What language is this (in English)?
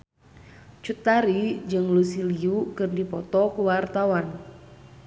Sundanese